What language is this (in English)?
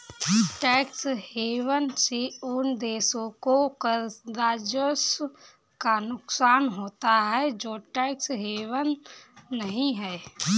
Hindi